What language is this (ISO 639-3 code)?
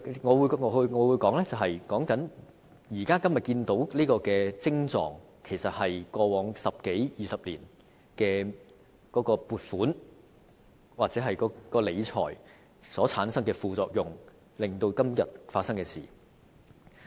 yue